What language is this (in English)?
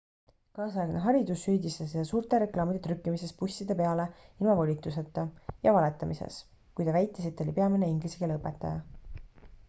Estonian